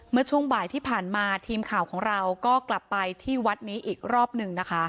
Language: Thai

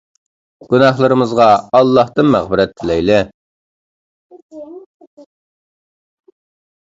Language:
Uyghur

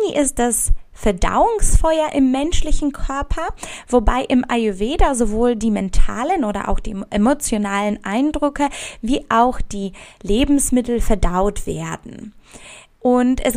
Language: German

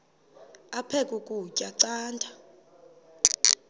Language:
Xhosa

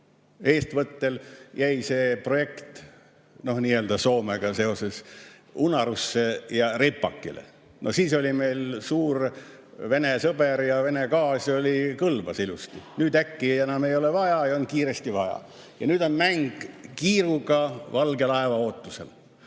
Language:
Estonian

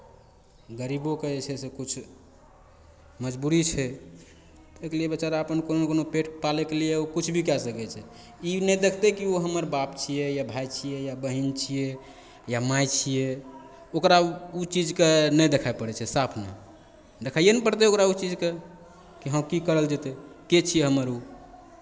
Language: Maithili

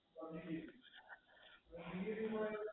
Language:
Gujarati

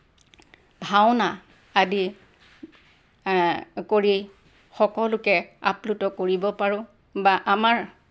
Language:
Assamese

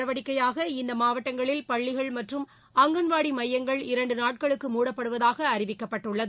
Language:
Tamil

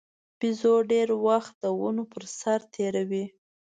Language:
Pashto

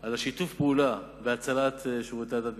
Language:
Hebrew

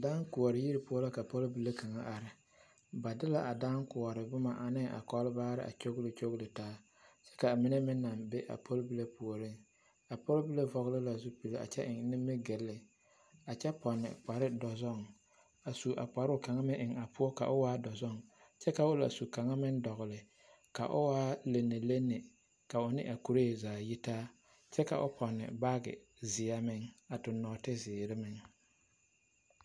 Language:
Southern Dagaare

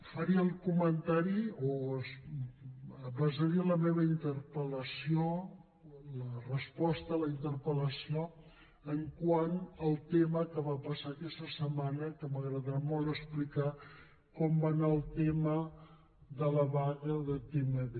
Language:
Catalan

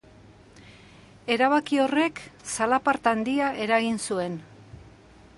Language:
Basque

